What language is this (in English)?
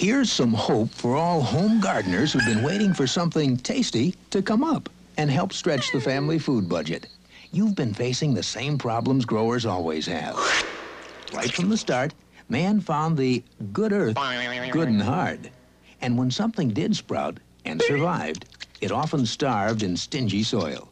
English